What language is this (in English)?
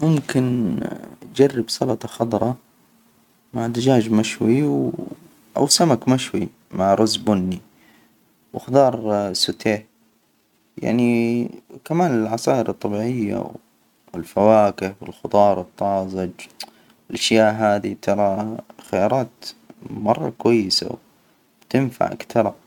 Hijazi Arabic